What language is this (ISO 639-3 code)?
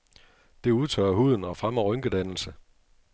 dan